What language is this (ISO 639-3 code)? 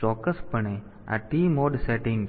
guj